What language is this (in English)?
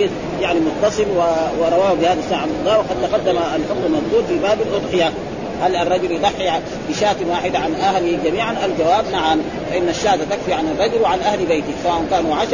Arabic